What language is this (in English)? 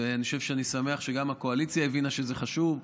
Hebrew